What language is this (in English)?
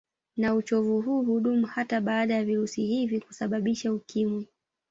Swahili